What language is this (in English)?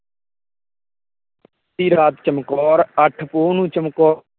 Punjabi